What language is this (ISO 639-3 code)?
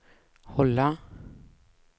swe